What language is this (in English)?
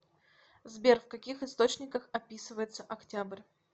Russian